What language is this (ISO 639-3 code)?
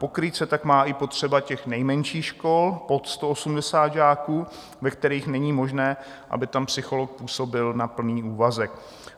ces